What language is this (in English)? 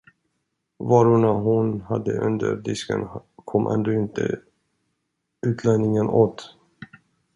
Swedish